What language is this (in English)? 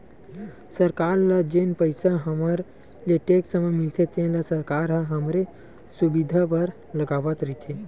Chhattisgarhi